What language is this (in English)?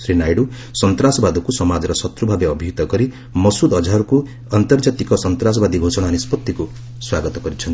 Odia